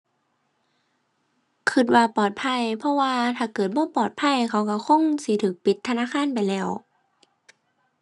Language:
Thai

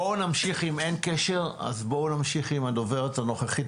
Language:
Hebrew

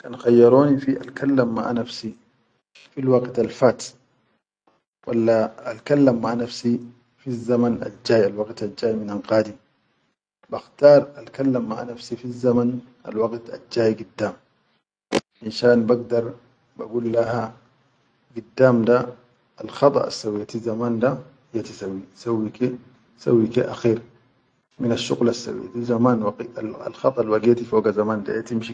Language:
Chadian Arabic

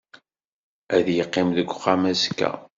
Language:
Kabyle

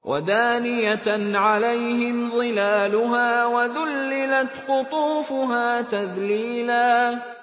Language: Arabic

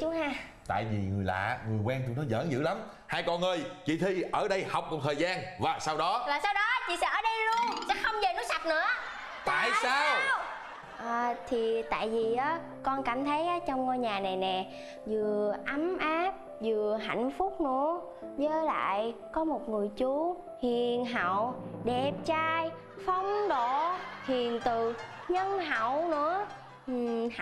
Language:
Vietnamese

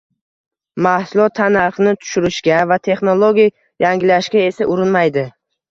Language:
Uzbek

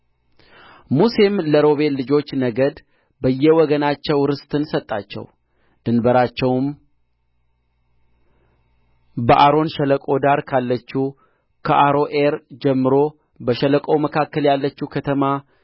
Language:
Amharic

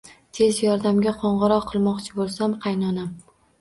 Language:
Uzbek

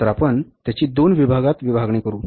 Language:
Marathi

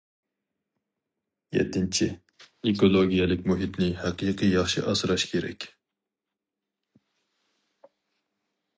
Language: Uyghur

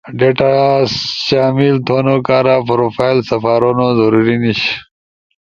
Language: Ushojo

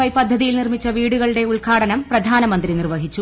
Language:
Malayalam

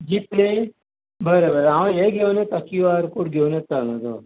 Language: Konkani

